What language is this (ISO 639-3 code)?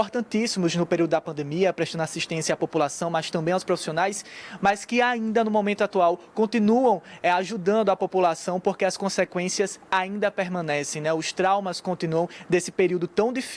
por